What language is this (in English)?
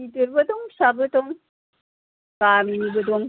Bodo